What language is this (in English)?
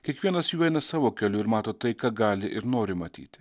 Lithuanian